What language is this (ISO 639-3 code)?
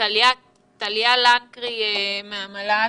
heb